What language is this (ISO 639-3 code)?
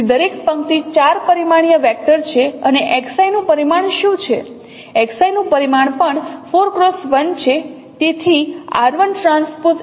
guj